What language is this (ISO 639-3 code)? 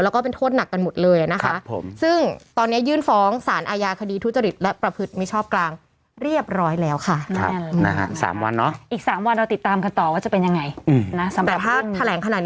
tha